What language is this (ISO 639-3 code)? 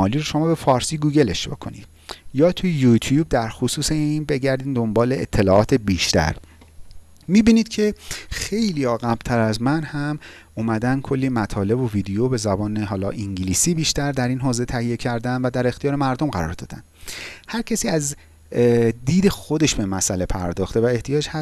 fas